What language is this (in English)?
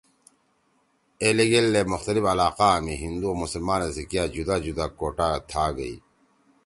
Torwali